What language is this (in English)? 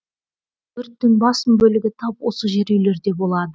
Kazakh